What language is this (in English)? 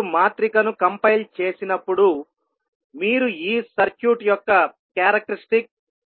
Telugu